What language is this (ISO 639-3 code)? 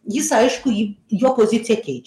lit